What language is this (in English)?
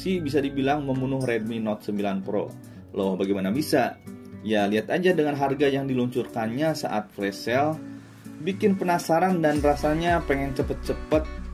Indonesian